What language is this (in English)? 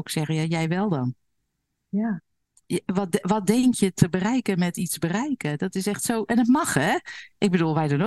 Dutch